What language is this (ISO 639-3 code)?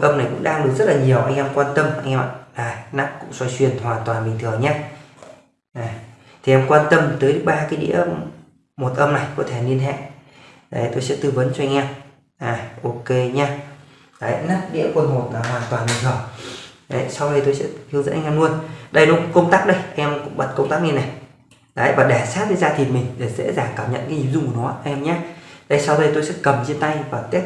vie